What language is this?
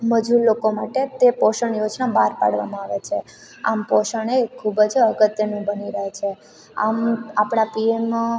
Gujarati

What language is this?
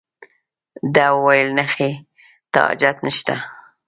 Pashto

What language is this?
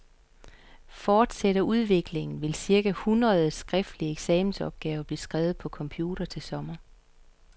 Danish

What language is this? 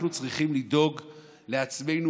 Hebrew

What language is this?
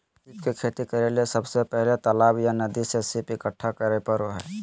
Magahi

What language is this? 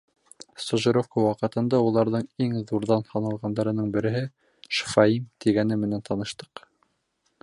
Bashkir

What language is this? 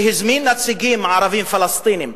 Hebrew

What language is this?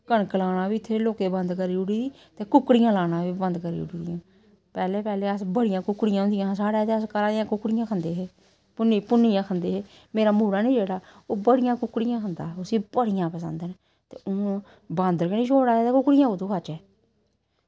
Dogri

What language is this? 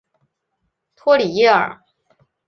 Chinese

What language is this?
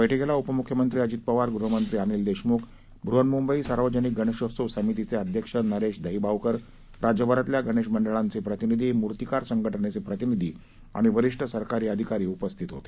Marathi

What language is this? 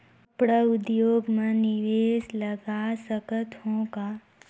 Chhattisgarhi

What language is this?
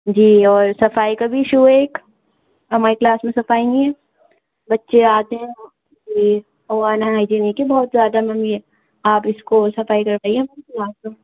Urdu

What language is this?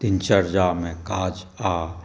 Maithili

